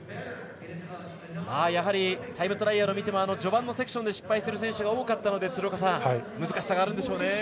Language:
Japanese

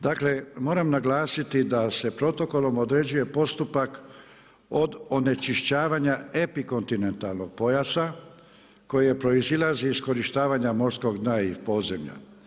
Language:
Croatian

